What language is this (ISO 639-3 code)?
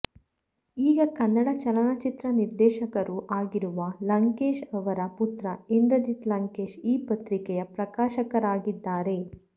kan